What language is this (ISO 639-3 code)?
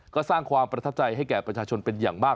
tha